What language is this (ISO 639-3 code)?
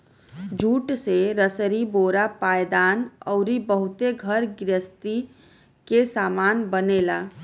bho